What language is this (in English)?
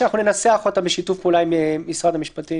Hebrew